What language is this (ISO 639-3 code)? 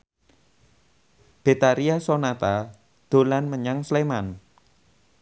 jav